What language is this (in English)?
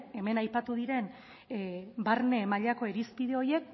Basque